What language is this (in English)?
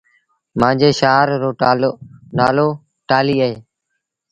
Sindhi Bhil